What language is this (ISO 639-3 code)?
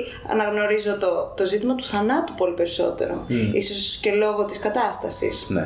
ell